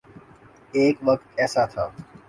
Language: Urdu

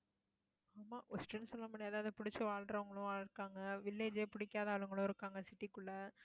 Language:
Tamil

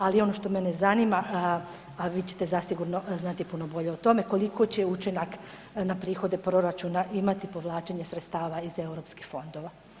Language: Croatian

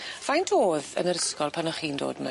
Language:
Welsh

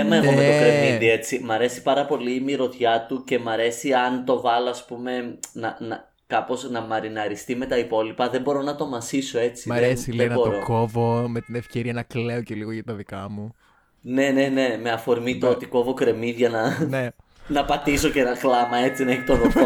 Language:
Greek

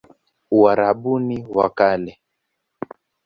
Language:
Swahili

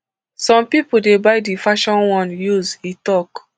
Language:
Nigerian Pidgin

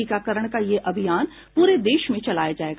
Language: Hindi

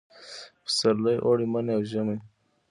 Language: Pashto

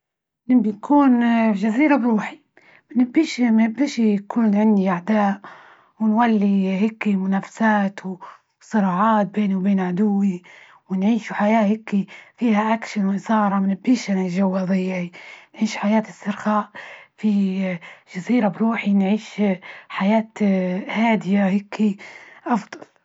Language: Libyan Arabic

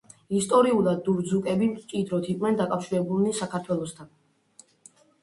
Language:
Georgian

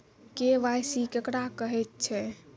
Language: Maithili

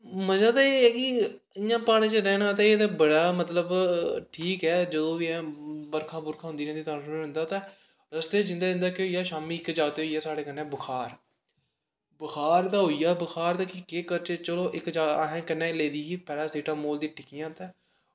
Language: Dogri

